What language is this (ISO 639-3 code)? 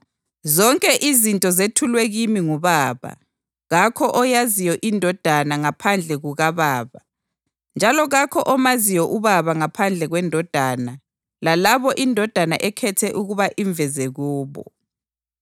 nde